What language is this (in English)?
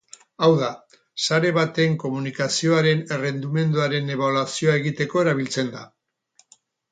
Basque